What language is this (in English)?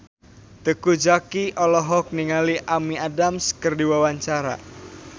Sundanese